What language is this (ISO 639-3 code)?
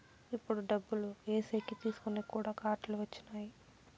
tel